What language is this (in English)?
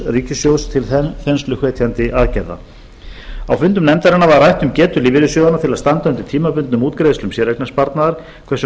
Icelandic